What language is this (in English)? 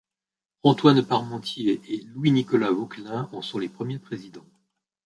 French